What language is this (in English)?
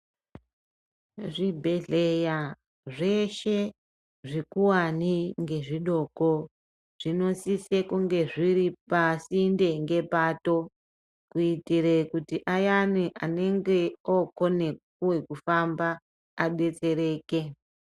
Ndau